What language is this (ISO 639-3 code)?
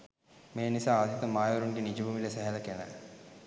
sin